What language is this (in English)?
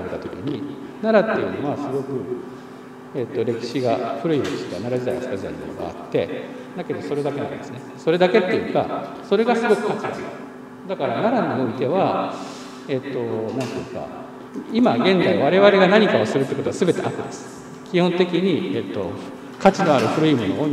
Japanese